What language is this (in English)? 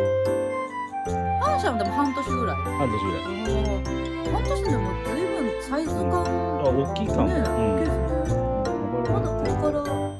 Japanese